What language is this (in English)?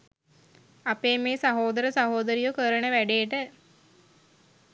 Sinhala